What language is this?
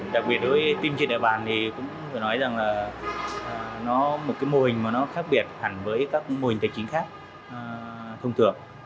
Vietnamese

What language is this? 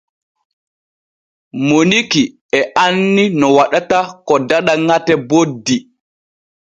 Borgu Fulfulde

